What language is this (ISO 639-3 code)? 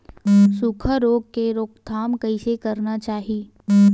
hne